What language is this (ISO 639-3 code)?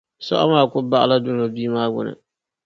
dag